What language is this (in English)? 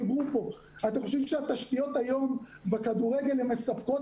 Hebrew